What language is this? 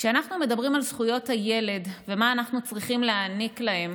Hebrew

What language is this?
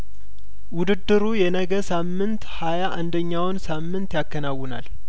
Amharic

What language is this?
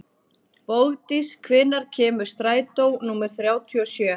Icelandic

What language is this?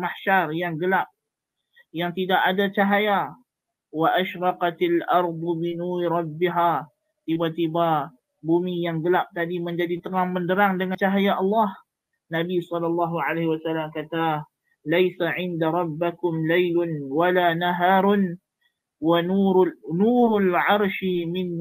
Malay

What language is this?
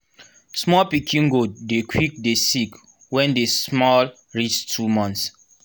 Nigerian Pidgin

